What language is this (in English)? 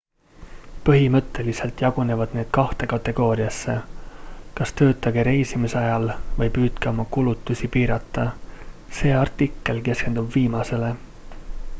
Estonian